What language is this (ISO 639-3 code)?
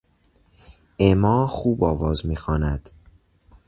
fas